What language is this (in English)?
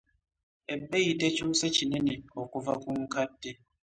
Ganda